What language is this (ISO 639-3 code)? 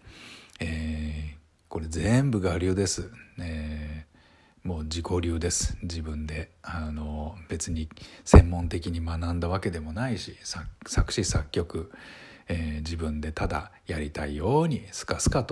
jpn